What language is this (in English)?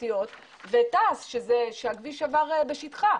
Hebrew